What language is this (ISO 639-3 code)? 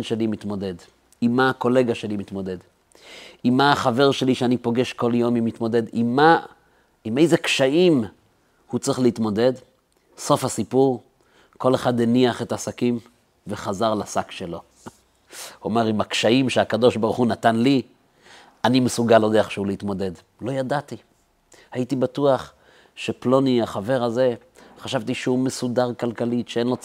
heb